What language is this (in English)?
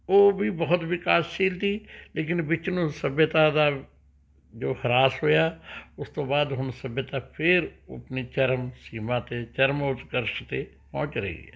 Punjabi